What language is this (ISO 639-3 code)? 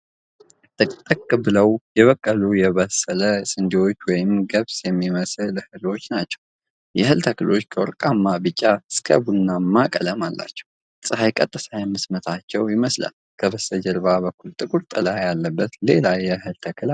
amh